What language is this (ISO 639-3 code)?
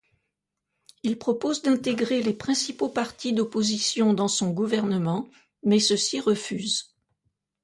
fra